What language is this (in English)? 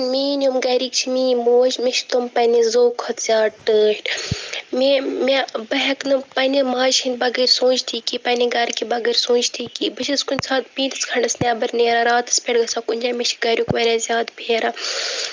Kashmiri